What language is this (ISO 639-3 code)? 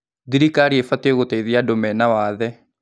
kik